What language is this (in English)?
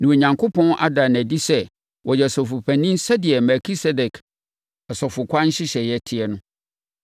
Akan